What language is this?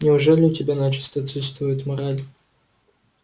Russian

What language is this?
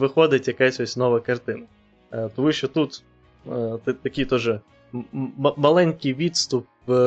Ukrainian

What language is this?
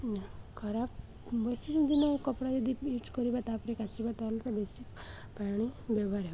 Odia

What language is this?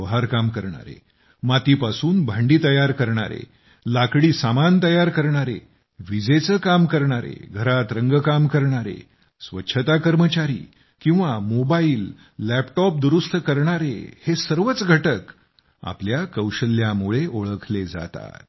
Marathi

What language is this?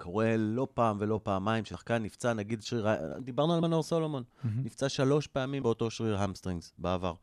Hebrew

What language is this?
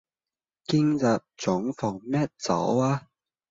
Cantonese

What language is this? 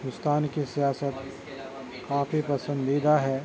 Urdu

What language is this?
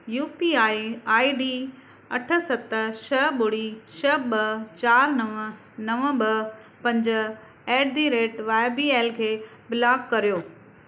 Sindhi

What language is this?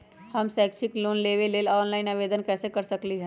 Magahi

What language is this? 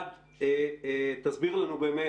Hebrew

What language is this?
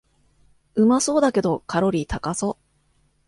Japanese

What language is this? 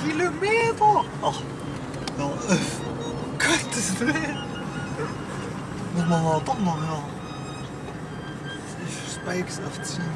German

